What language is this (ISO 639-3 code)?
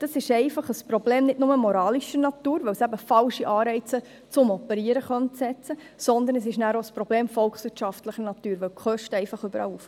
gsw